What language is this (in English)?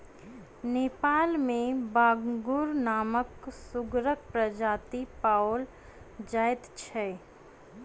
Maithili